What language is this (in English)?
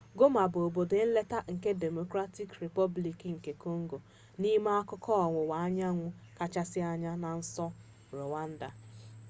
Igbo